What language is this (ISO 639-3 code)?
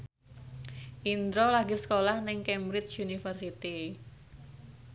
jav